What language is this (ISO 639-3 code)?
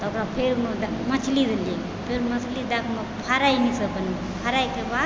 mai